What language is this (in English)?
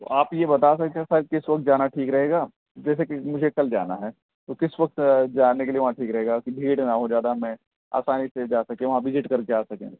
Urdu